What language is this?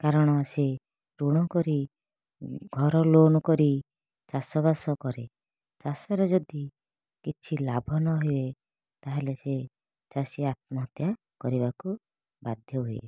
Odia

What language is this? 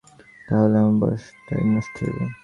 Bangla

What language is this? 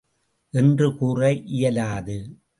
Tamil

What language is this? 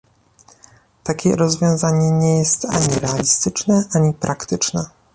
Polish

